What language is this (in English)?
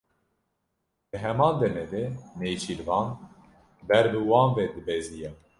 Kurdish